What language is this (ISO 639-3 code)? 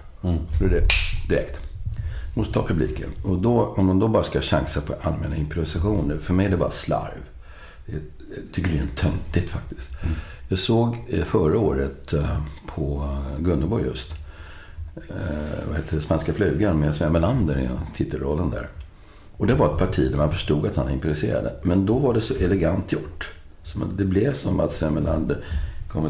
swe